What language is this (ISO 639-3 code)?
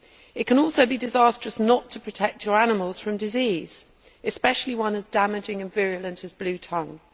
eng